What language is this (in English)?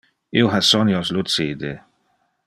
Interlingua